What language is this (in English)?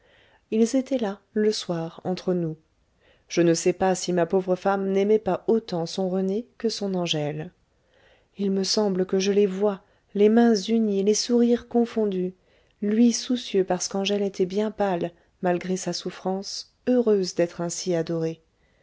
French